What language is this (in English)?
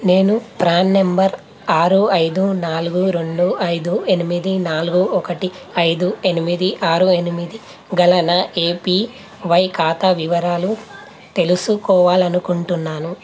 Telugu